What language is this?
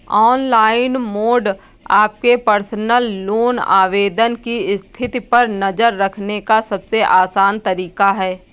Hindi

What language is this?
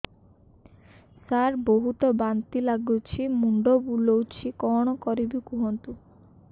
Odia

